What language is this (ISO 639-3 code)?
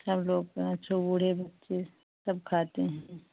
hin